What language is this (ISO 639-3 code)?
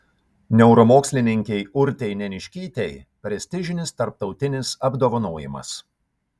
lit